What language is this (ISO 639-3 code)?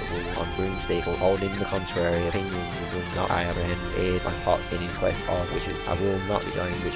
eng